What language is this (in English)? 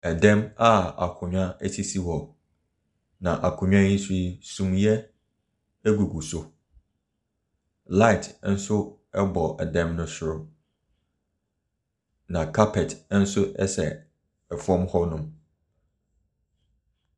Akan